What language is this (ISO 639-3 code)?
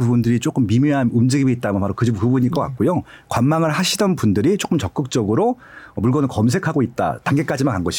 kor